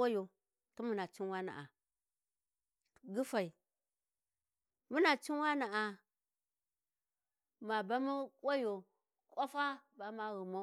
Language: Warji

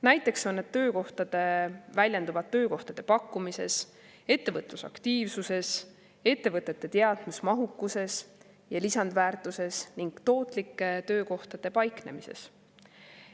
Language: Estonian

